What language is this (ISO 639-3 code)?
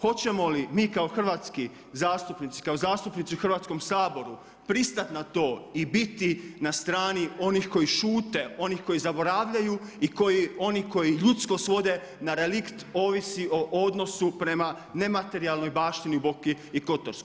hrv